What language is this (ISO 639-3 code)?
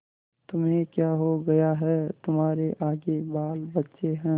hin